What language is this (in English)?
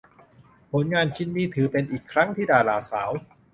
Thai